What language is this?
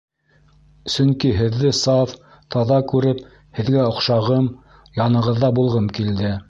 Bashkir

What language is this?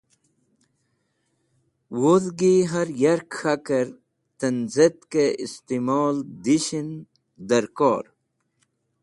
Wakhi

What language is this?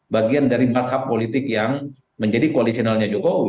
Indonesian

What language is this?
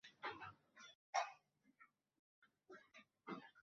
Arabic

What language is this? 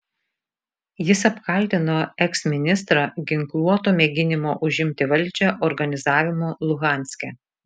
Lithuanian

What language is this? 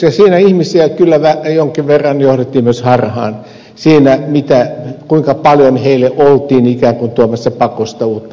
Finnish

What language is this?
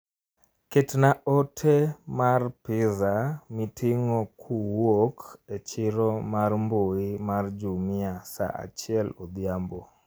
Luo (Kenya and Tanzania)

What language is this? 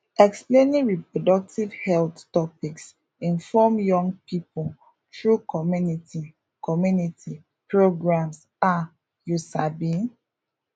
Nigerian Pidgin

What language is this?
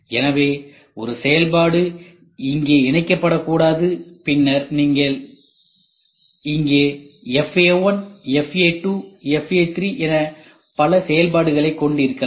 Tamil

